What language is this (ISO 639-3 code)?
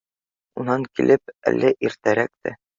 bak